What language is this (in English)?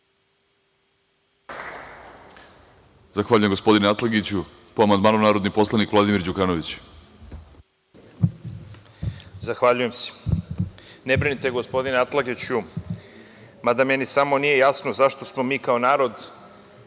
Serbian